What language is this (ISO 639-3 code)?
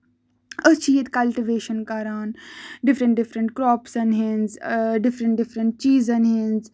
kas